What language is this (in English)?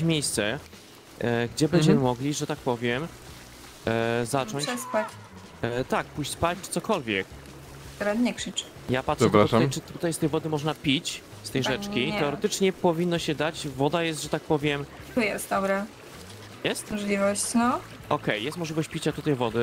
Polish